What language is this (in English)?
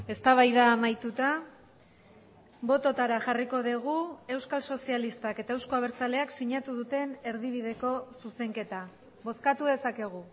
Basque